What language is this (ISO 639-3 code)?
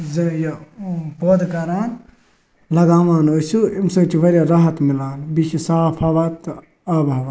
kas